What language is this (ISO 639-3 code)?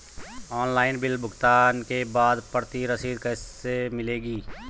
hin